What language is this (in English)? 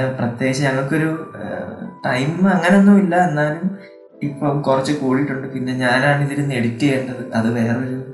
Malayalam